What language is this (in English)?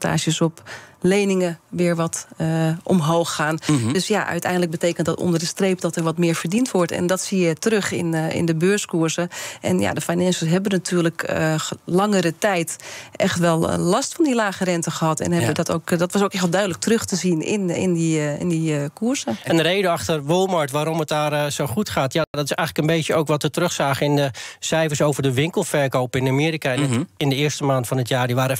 Dutch